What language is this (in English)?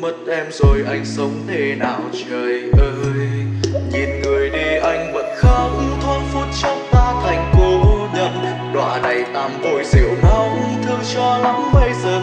Vietnamese